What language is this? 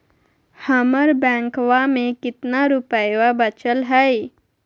Magahi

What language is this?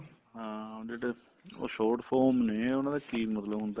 Punjabi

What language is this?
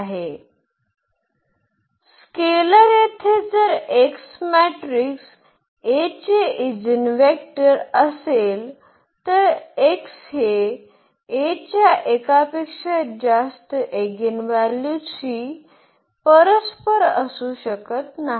Marathi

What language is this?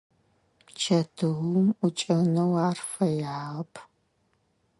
Adyghe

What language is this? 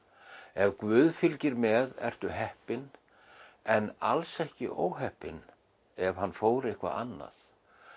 Icelandic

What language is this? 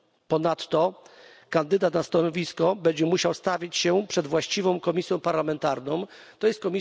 Polish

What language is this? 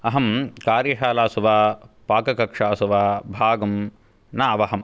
Sanskrit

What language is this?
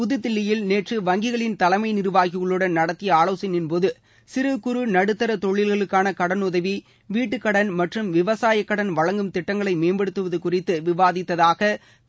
Tamil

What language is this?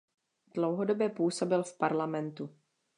Czech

